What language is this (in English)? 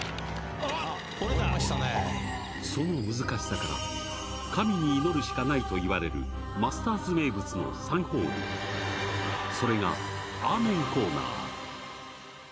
Japanese